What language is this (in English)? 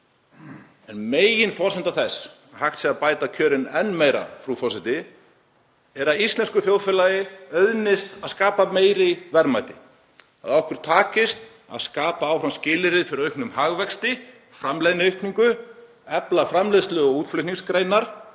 Icelandic